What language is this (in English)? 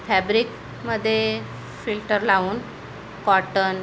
Marathi